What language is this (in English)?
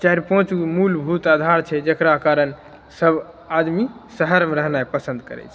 Maithili